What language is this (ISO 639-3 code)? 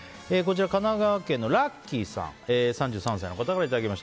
jpn